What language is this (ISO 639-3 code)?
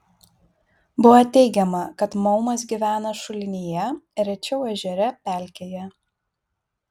lit